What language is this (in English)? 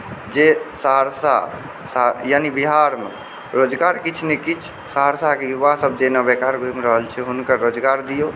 Maithili